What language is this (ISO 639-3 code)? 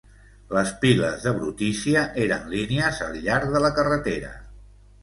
cat